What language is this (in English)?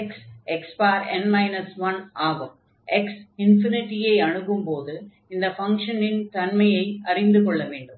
Tamil